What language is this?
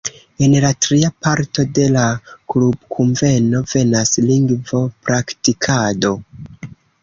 Esperanto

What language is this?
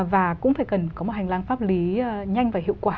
Vietnamese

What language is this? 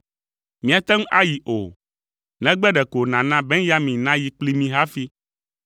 Ewe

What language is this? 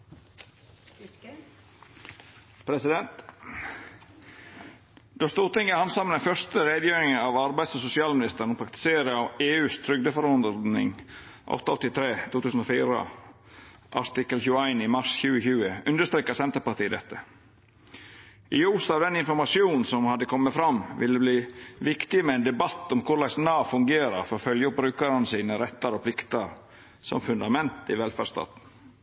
Norwegian Nynorsk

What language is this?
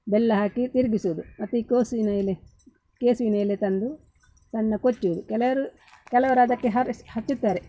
Kannada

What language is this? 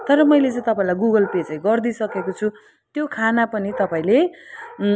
Nepali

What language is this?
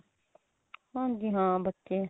Punjabi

